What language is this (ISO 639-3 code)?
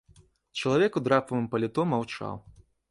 bel